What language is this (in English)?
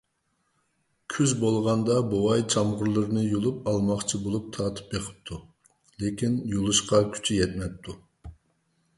Uyghur